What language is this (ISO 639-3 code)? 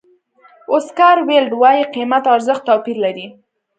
pus